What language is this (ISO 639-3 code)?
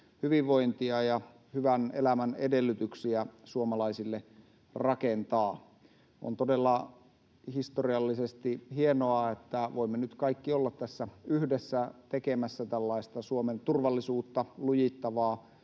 fin